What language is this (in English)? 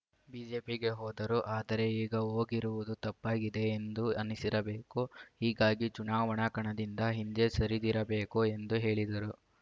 Kannada